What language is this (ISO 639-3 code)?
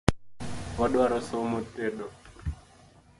luo